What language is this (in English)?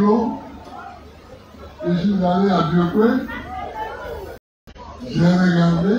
French